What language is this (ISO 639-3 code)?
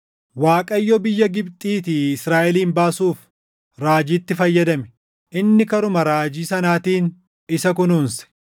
orm